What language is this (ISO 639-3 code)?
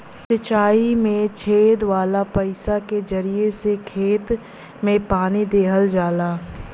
bho